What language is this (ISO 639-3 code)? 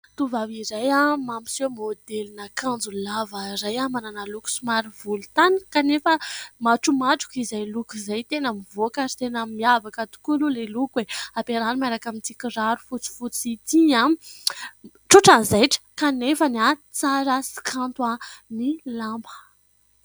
mlg